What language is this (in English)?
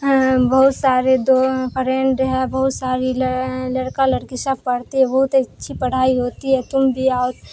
Urdu